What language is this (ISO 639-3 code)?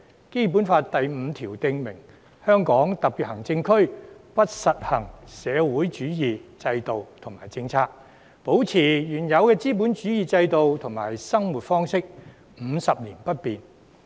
yue